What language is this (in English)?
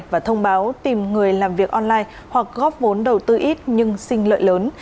Vietnamese